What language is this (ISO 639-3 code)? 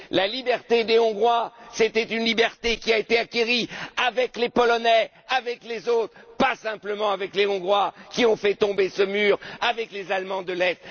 fra